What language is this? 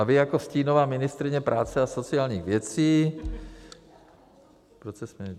Czech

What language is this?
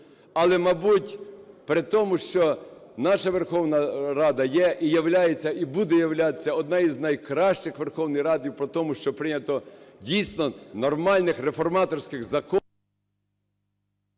Ukrainian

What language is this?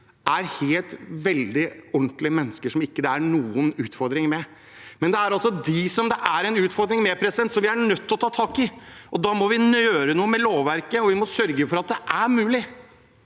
Norwegian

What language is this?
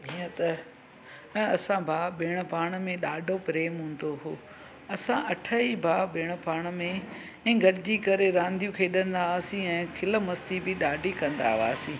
Sindhi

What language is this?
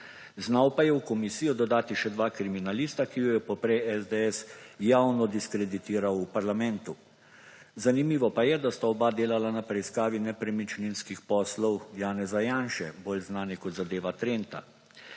Slovenian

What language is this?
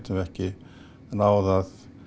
Icelandic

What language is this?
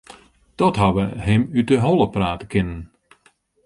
Western Frisian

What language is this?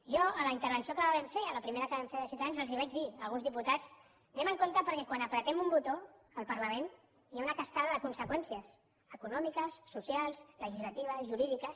Catalan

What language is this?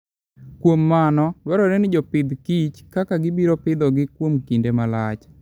Luo (Kenya and Tanzania)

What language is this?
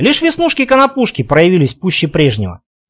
Russian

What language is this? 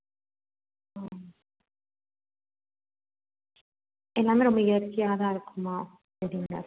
Tamil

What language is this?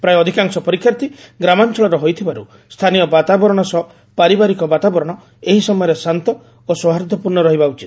Odia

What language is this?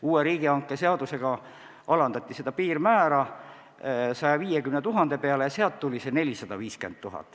Estonian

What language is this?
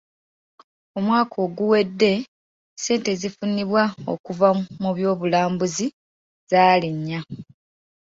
Ganda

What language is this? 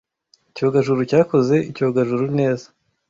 Kinyarwanda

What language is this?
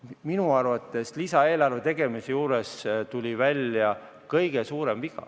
Estonian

